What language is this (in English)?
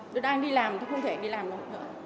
Vietnamese